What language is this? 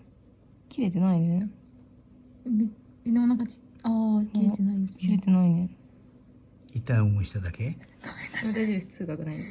Japanese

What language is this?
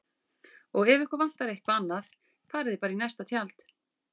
Icelandic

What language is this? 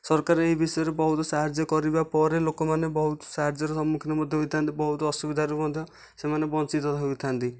Odia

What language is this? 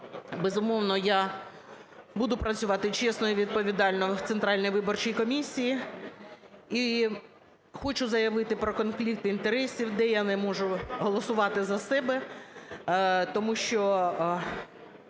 Ukrainian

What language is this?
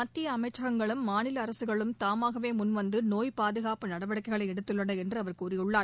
Tamil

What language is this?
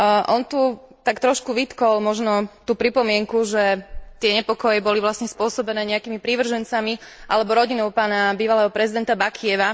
Slovak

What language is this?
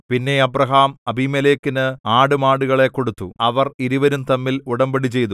Malayalam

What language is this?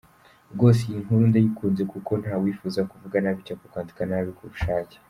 Kinyarwanda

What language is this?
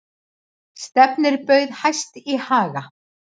Icelandic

